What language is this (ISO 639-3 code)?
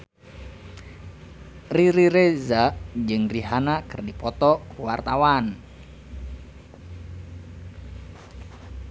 sun